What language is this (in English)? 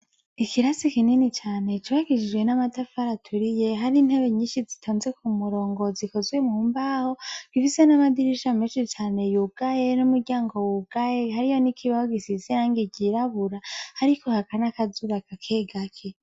Rundi